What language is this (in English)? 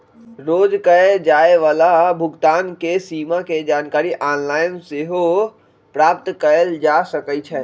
Magahi